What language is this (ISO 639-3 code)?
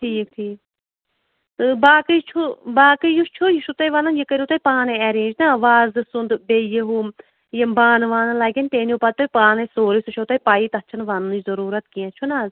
kas